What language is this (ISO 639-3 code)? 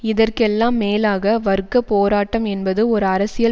tam